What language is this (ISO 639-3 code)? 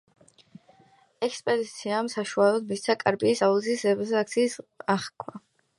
kat